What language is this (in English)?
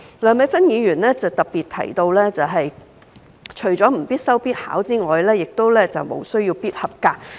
Cantonese